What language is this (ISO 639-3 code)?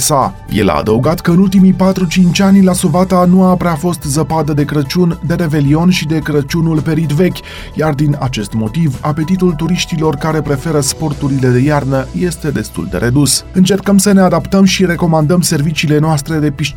ron